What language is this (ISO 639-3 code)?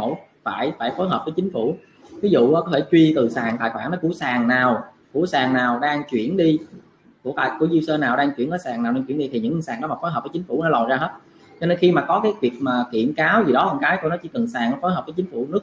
vie